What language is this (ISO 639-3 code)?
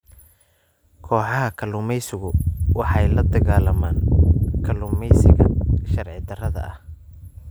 som